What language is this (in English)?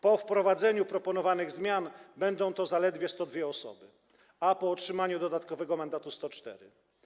Polish